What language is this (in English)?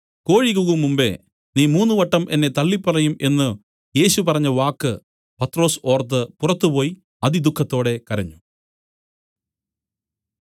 Malayalam